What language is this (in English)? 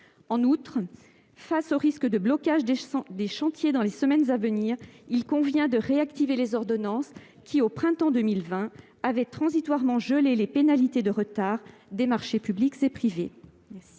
French